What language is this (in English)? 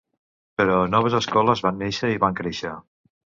Catalan